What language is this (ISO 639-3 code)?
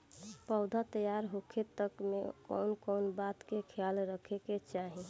bho